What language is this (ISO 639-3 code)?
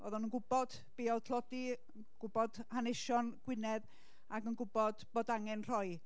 cym